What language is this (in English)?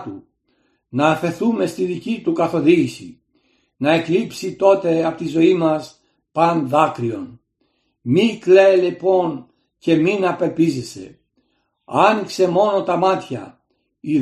Greek